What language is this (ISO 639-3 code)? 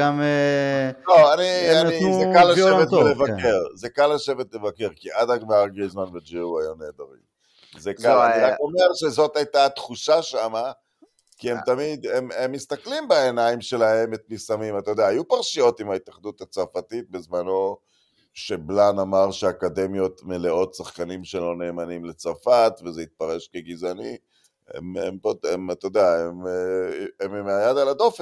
heb